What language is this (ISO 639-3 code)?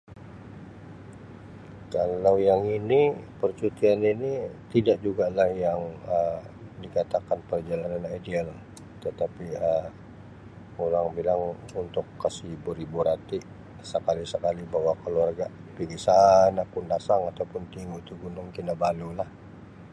msi